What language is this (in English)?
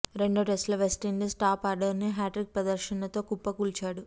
Telugu